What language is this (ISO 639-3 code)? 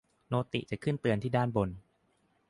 tha